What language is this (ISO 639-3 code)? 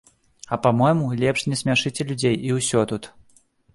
bel